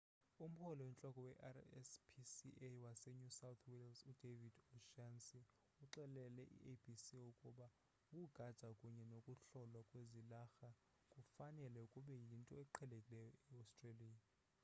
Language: Xhosa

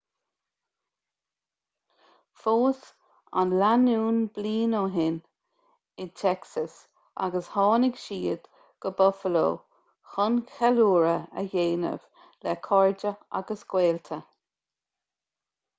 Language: Irish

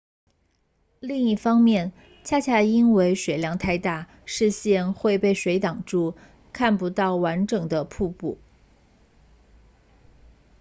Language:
Chinese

